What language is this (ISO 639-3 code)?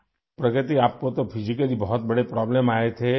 urd